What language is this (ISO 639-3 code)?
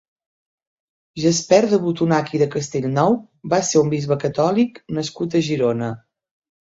cat